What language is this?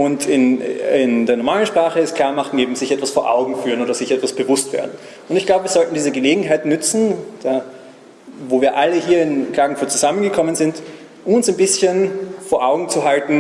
German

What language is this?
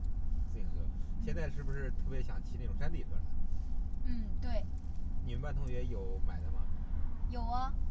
Chinese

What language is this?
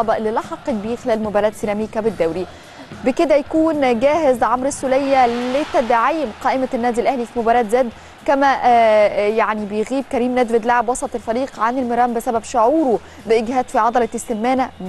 Arabic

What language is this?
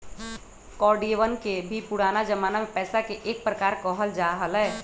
Magahi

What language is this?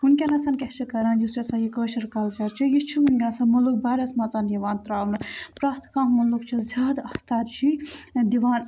Kashmiri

